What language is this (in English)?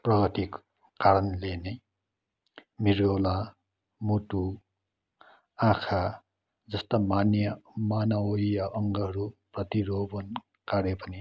Nepali